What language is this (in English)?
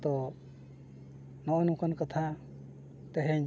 Santali